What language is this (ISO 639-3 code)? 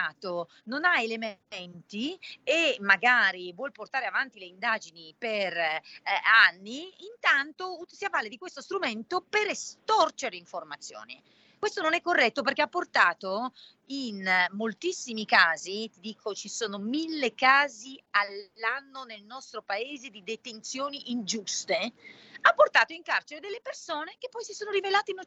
ita